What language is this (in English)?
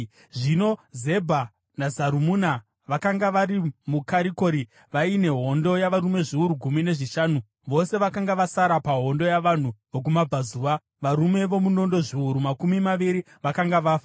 Shona